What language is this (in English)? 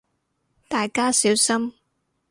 Cantonese